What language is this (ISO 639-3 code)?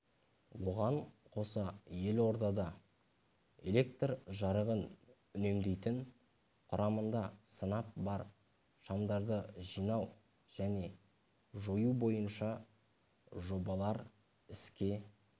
kaz